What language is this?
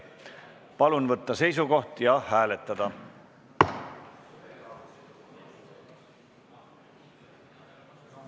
Estonian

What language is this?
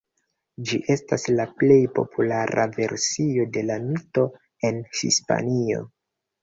Esperanto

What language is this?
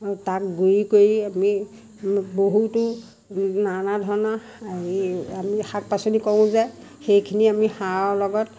Assamese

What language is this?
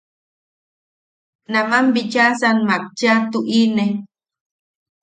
Yaqui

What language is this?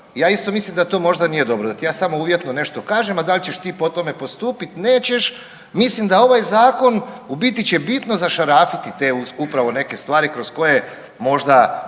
Croatian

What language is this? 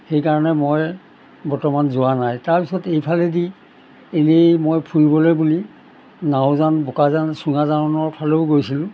Assamese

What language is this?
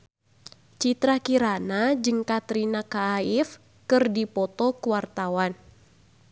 Sundanese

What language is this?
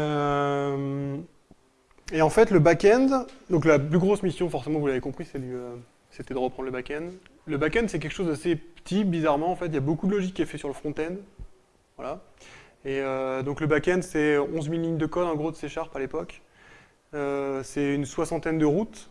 French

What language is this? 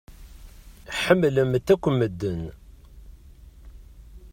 Kabyle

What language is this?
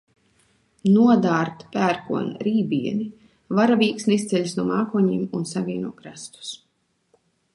Latvian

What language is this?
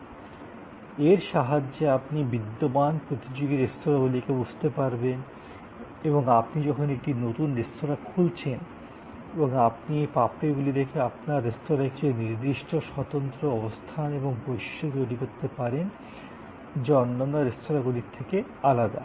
Bangla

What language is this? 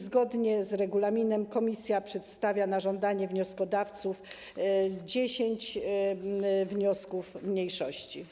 Polish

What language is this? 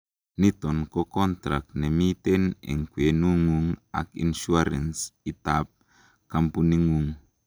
Kalenjin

